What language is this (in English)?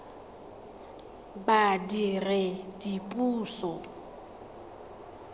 Tswana